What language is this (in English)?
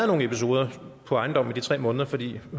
Danish